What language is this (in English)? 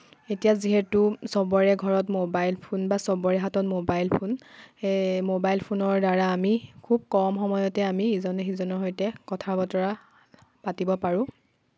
Assamese